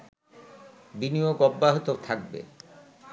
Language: Bangla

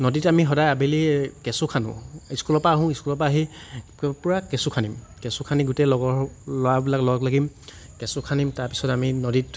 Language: Assamese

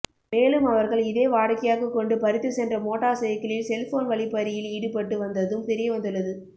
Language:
Tamil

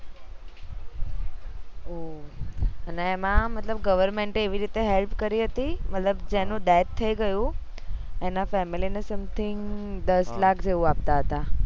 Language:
Gujarati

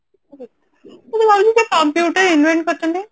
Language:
Odia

